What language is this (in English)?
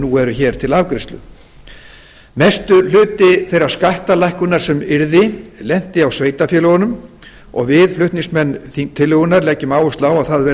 Icelandic